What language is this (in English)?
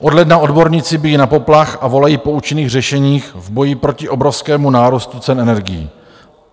Czech